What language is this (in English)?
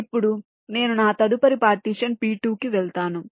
Telugu